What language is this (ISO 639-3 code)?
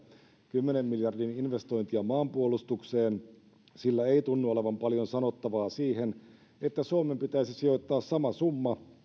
fin